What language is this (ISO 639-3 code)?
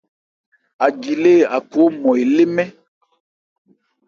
ebr